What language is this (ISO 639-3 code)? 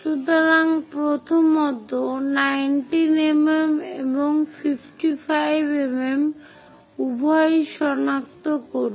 ben